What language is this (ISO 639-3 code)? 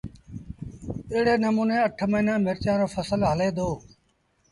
sbn